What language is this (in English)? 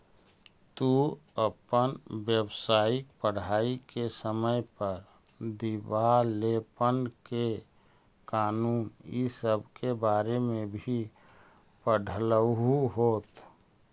Magahi